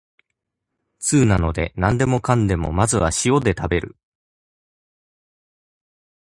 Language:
Japanese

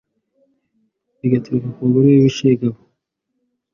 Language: Kinyarwanda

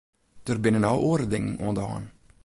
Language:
Western Frisian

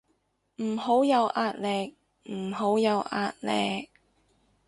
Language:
Cantonese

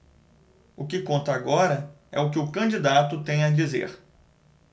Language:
Portuguese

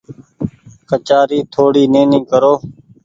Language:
Goaria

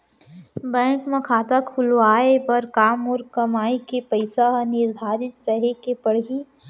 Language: Chhattisgarhi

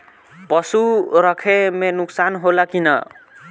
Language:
Bhojpuri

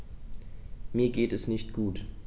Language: German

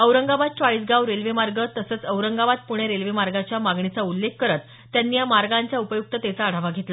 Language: Marathi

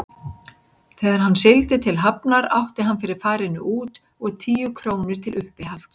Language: Icelandic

